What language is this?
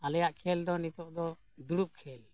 Santali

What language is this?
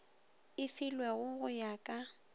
Northern Sotho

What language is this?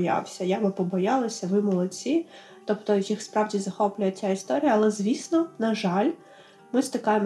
Ukrainian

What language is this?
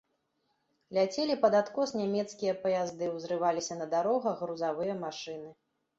Belarusian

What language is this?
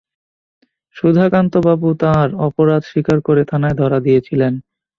Bangla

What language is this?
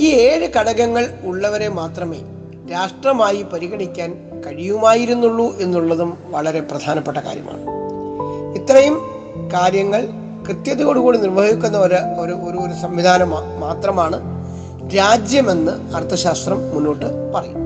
Malayalam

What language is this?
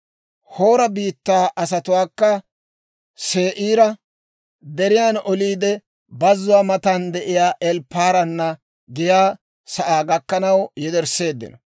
Dawro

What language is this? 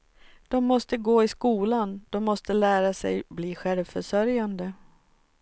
Swedish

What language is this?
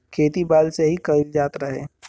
Bhojpuri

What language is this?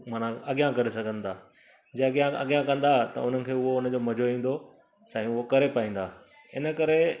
Sindhi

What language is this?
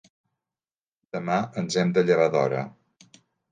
Catalan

